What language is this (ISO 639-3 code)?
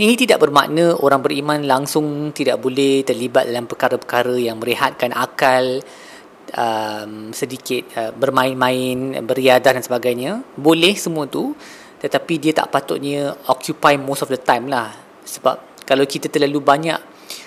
msa